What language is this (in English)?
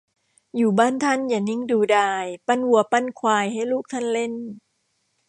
Thai